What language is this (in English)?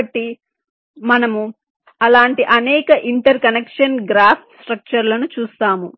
Telugu